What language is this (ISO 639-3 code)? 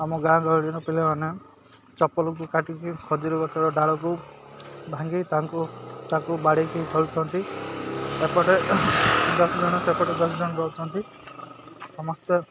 ori